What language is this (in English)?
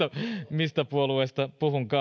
Finnish